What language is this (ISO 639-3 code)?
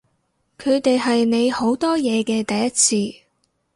yue